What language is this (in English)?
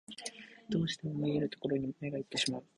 Japanese